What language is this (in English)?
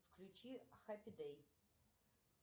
Russian